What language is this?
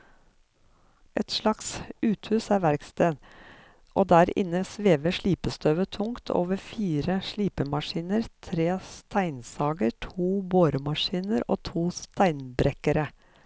Norwegian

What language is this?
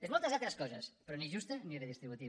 Catalan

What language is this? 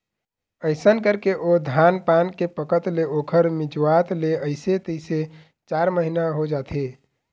Chhattisgarhi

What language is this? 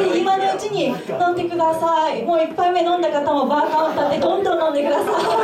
Japanese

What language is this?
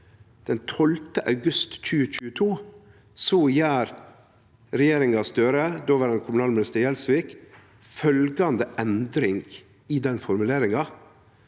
Norwegian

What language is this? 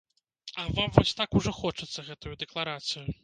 Belarusian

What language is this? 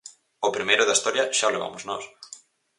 Galician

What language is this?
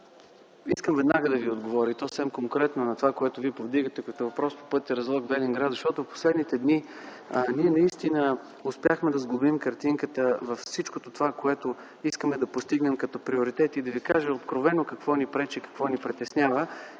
Bulgarian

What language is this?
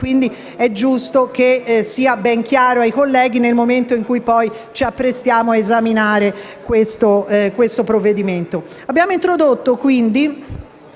Italian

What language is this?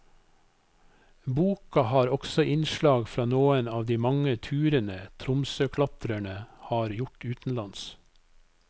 Norwegian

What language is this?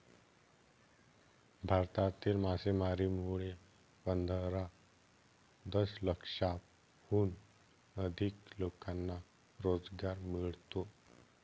Marathi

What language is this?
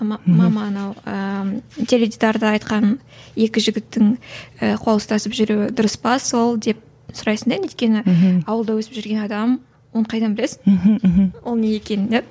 Kazakh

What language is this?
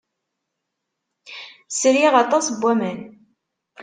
Kabyle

